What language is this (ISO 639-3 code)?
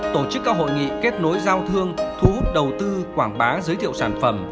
vie